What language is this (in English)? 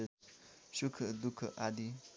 Nepali